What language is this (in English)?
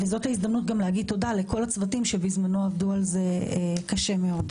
Hebrew